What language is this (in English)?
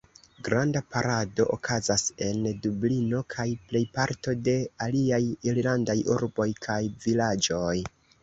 Esperanto